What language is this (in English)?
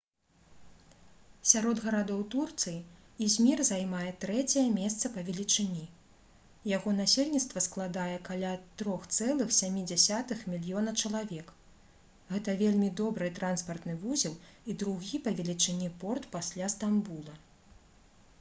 Belarusian